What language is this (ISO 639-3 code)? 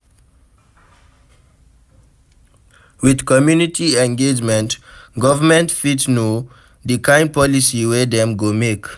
pcm